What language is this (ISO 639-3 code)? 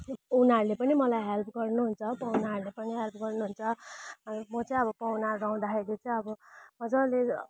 nep